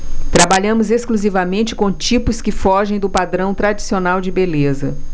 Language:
Portuguese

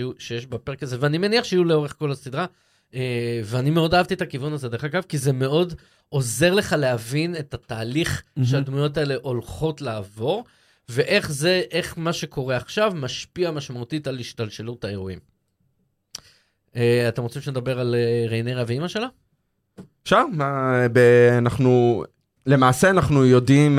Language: Hebrew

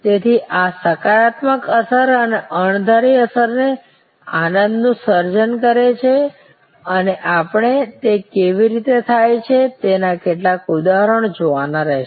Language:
Gujarati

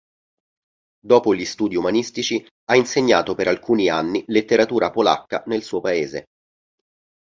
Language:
Italian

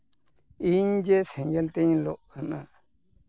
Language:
Santali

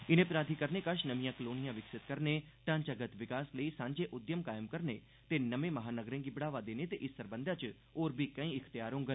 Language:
Dogri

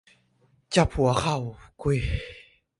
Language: Thai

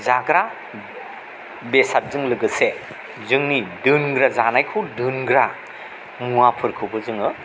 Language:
Bodo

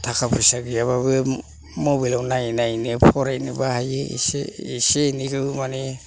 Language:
Bodo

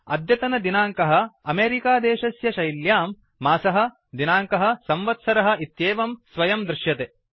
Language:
Sanskrit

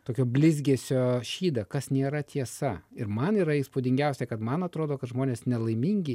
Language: Lithuanian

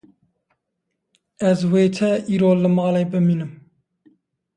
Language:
Kurdish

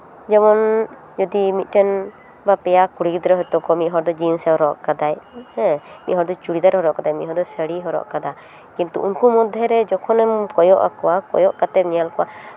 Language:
Santali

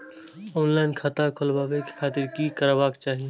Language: Maithili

